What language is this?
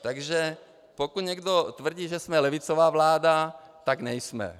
Czech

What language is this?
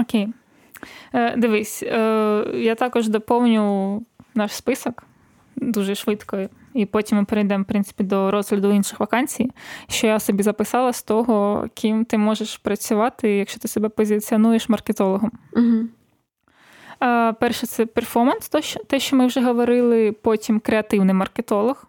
Ukrainian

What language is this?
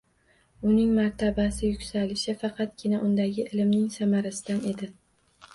Uzbek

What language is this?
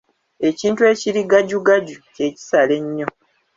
Ganda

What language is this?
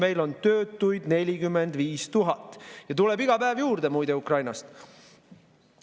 Estonian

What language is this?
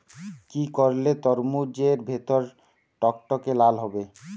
Bangla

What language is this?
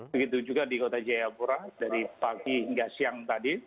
Indonesian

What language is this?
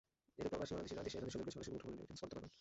Bangla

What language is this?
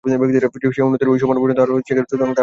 Bangla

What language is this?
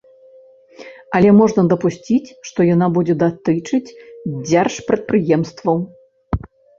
Belarusian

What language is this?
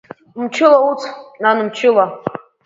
Abkhazian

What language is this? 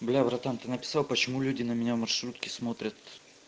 Russian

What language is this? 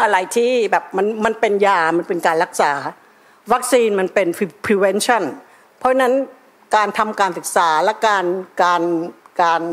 Thai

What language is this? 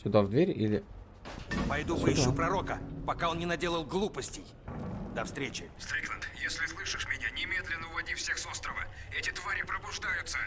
Russian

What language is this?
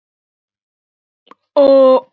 Icelandic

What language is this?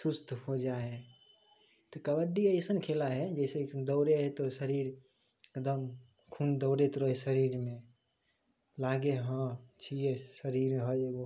Maithili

